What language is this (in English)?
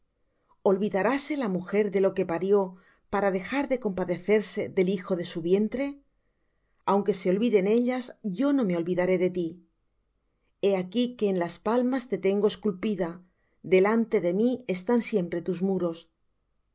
Spanish